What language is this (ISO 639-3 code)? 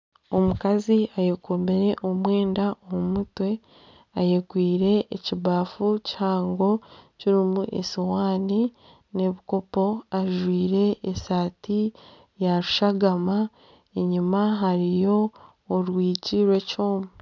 nyn